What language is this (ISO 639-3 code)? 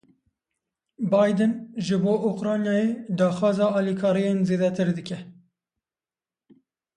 kur